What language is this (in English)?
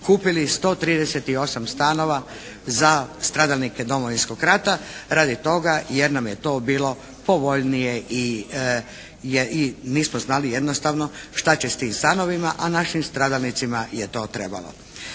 Croatian